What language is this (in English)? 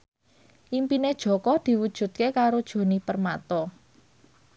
Javanese